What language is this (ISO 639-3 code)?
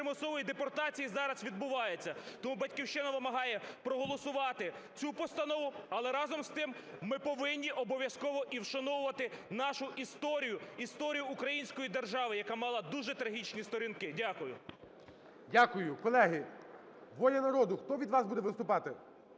ukr